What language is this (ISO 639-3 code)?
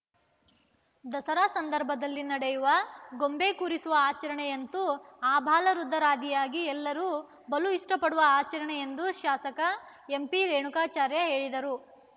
kan